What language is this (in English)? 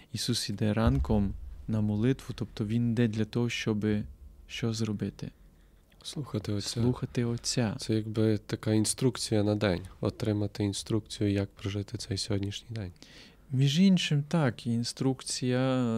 Ukrainian